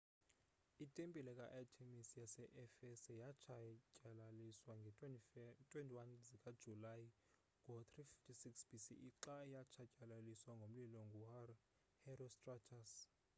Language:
Xhosa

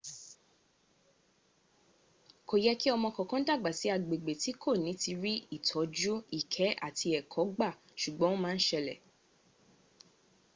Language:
Yoruba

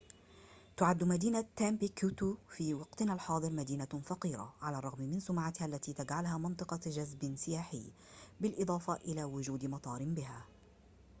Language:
Arabic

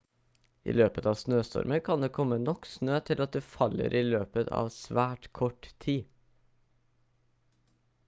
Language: Norwegian Bokmål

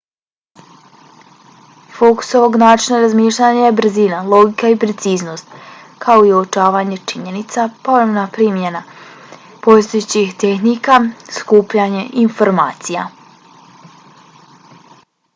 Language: Bosnian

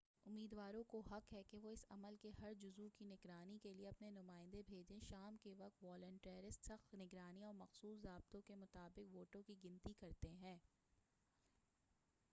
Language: Urdu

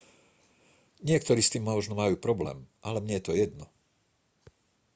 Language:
Slovak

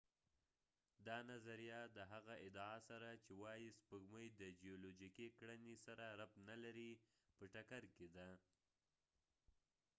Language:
Pashto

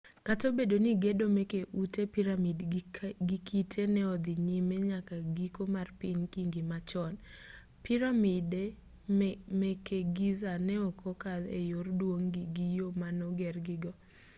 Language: Luo (Kenya and Tanzania)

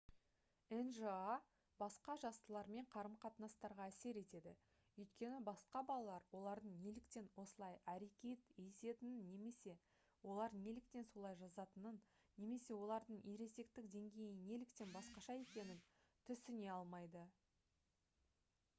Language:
Kazakh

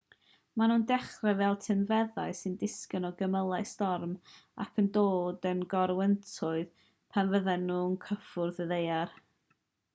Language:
Welsh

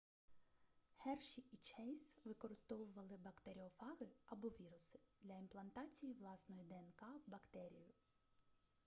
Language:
Ukrainian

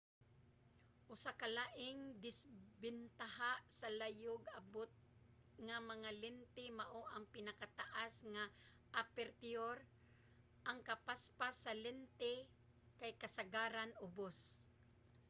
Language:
Cebuano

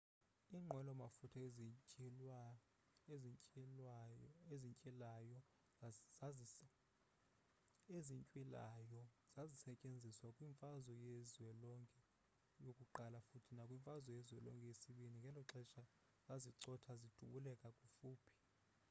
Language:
Xhosa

